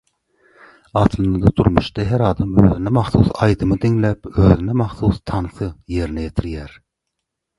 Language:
Turkmen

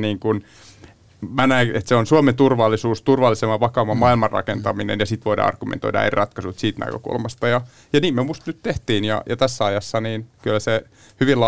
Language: Finnish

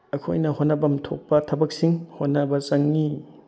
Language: Manipuri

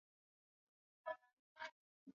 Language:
Swahili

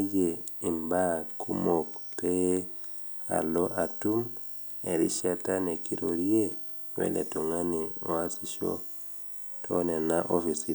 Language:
Masai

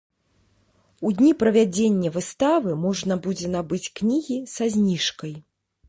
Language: Belarusian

